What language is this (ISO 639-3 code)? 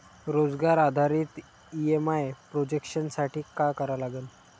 mar